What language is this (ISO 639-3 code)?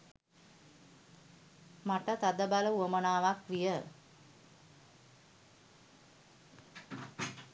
sin